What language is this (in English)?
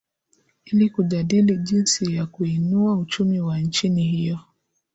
Swahili